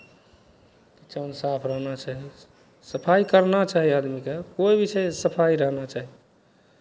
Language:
Maithili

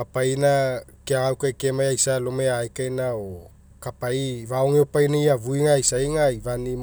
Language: Mekeo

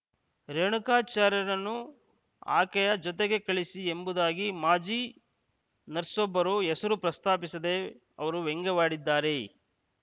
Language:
Kannada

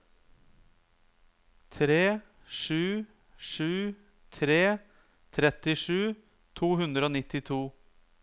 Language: Norwegian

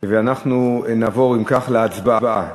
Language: Hebrew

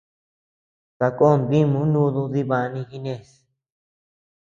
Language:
Tepeuxila Cuicatec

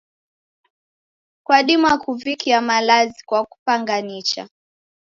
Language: Taita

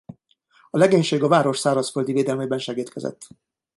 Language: Hungarian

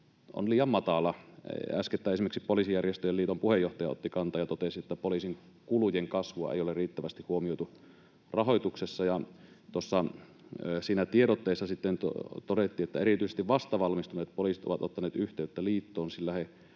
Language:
Finnish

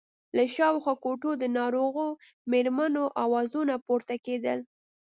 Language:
Pashto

